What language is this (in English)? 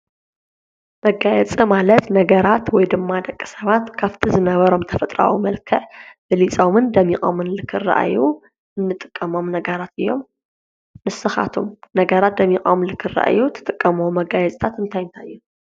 Tigrinya